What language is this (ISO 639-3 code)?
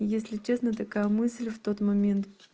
rus